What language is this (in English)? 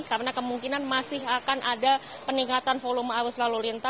Indonesian